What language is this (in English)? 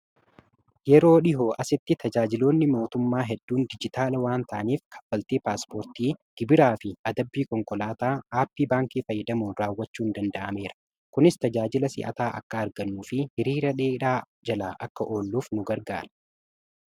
Oromo